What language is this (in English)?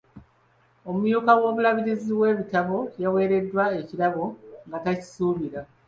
Ganda